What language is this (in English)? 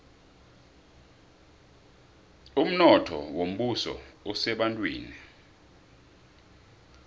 South Ndebele